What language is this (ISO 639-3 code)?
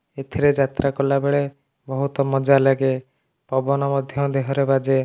ori